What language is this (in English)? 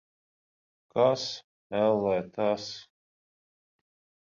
Latvian